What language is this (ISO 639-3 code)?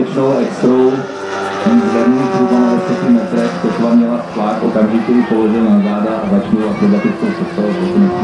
ces